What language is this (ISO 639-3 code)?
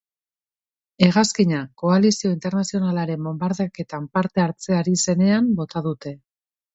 eus